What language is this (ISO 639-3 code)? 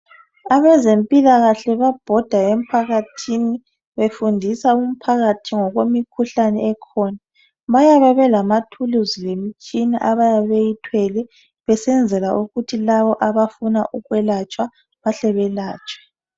nde